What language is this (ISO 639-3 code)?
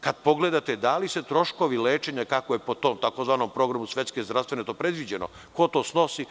srp